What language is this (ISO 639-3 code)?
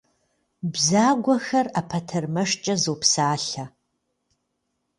kbd